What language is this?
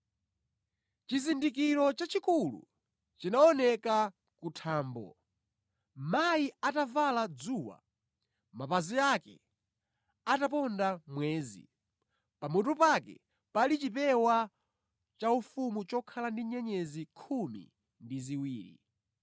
Nyanja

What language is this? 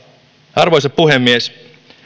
Finnish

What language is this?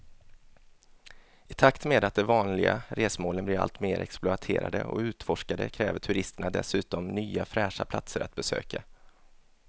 Swedish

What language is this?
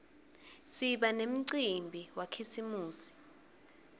Swati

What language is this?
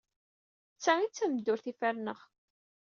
Kabyle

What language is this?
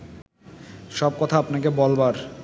Bangla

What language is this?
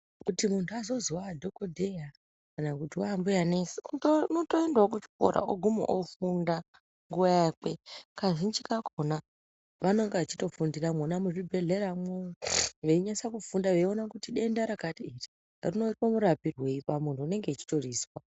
Ndau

